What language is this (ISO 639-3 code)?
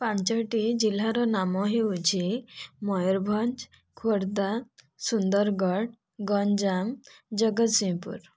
ori